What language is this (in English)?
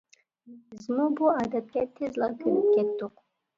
Uyghur